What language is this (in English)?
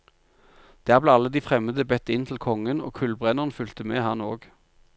Norwegian